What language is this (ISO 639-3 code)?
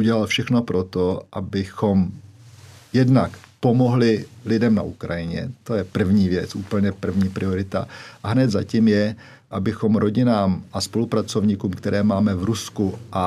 ces